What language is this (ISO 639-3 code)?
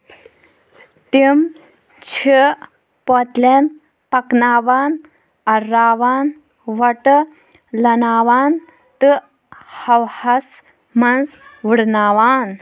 kas